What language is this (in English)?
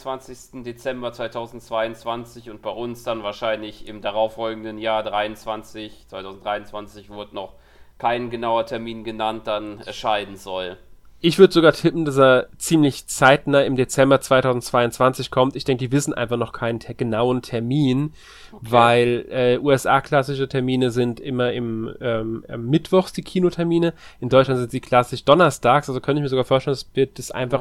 German